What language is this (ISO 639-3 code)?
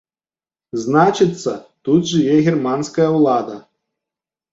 bel